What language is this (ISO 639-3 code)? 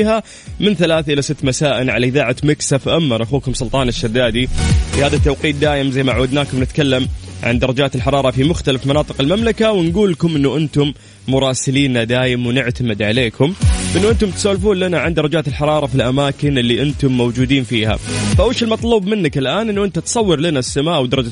ara